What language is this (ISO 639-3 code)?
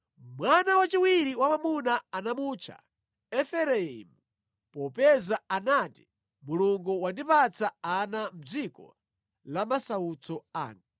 nya